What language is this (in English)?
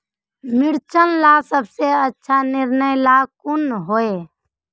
Magahi